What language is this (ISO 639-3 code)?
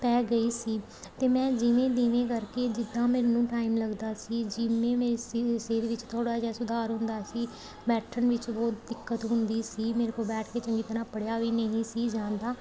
pan